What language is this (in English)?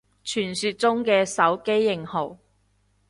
Cantonese